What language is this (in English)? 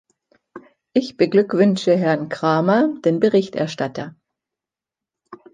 German